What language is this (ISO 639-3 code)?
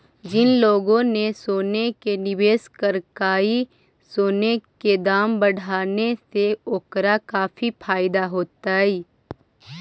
mag